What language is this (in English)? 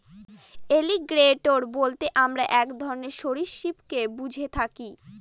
Bangla